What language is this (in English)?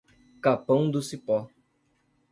Portuguese